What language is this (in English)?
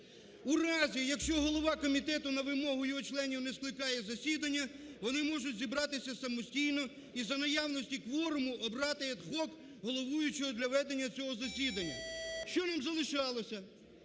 Ukrainian